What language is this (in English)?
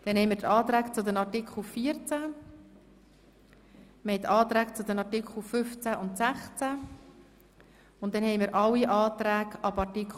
Swiss German